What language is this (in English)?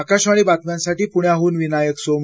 Marathi